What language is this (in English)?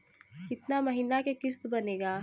Bhojpuri